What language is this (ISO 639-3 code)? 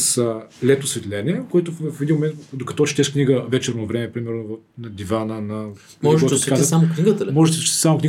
bul